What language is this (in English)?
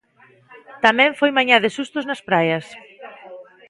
Galician